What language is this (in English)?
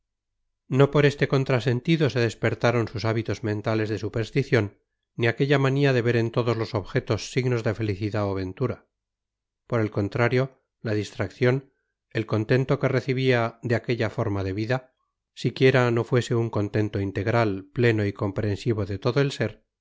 Spanish